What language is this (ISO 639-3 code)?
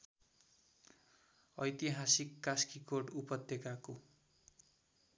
nep